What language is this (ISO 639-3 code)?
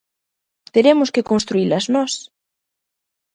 glg